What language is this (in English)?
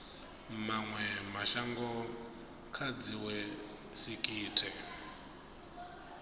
Venda